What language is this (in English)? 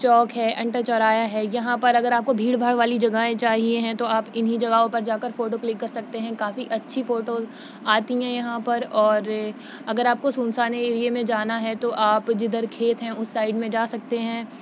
Urdu